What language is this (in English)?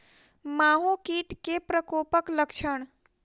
Maithili